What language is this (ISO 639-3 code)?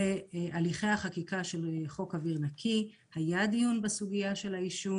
heb